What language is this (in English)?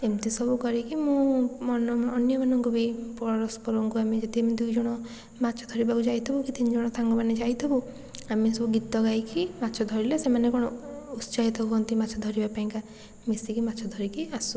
Odia